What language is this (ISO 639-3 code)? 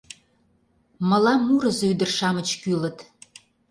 chm